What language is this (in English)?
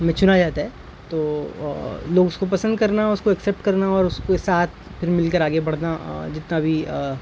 Urdu